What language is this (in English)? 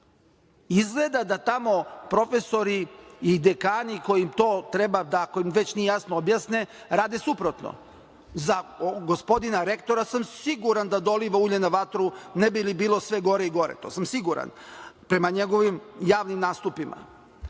Serbian